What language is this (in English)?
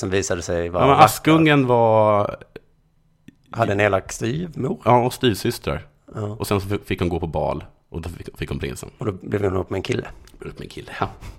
Swedish